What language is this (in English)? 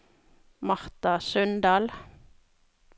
Norwegian